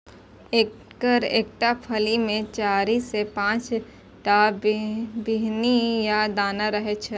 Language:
Maithili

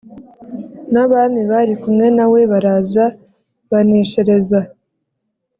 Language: Kinyarwanda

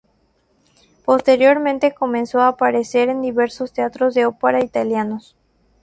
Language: Spanish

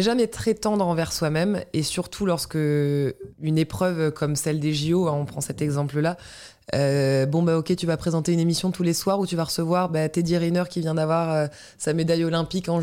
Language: French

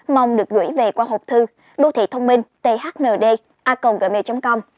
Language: Vietnamese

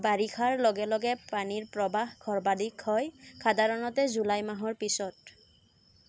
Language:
Assamese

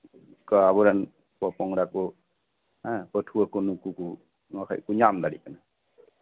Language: Santali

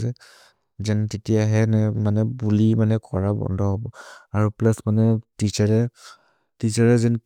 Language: Maria (India)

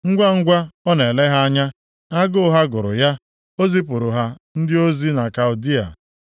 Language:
Igbo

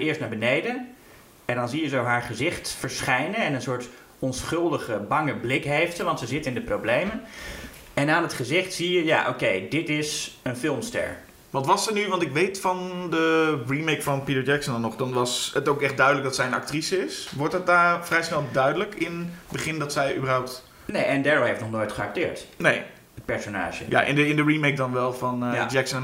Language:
Dutch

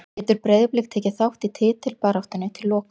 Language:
Icelandic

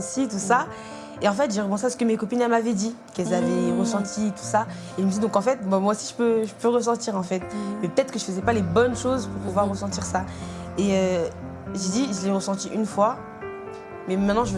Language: French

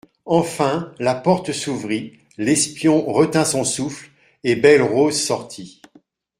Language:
French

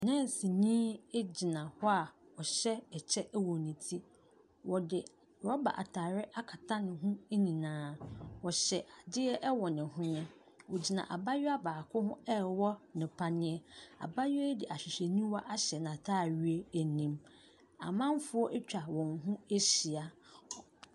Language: Akan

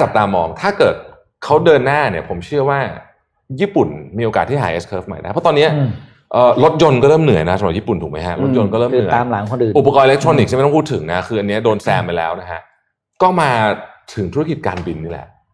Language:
Thai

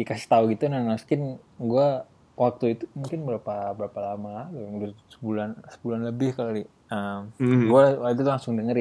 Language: Indonesian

